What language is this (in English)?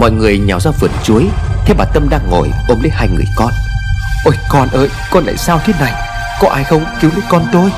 Vietnamese